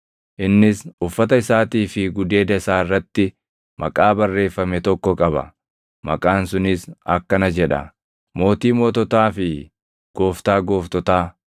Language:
Oromo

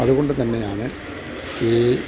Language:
Malayalam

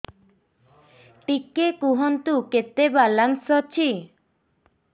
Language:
Odia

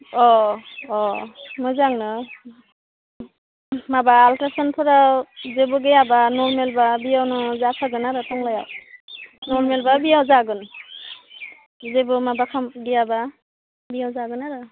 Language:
Bodo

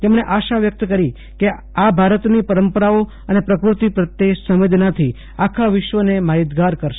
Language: Gujarati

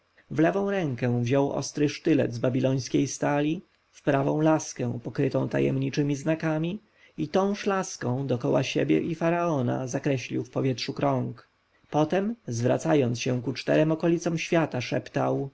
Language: Polish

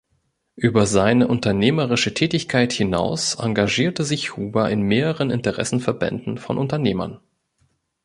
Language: German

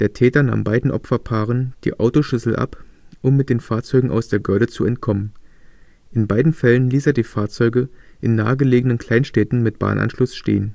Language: German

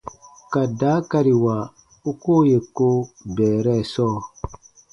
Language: Baatonum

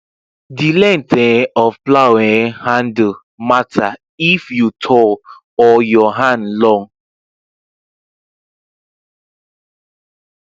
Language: Nigerian Pidgin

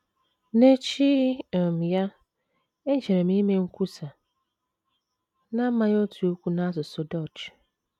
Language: Igbo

